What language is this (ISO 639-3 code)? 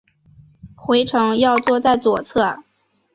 zho